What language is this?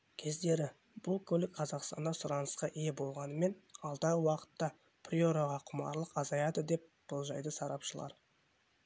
Kazakh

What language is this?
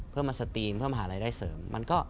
Thai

